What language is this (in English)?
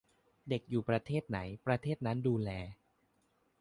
Thai